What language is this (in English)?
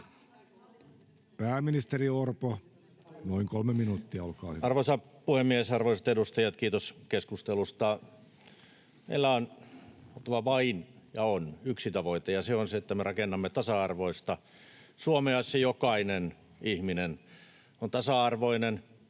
Finnish